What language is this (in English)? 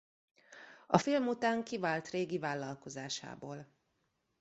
Hungarian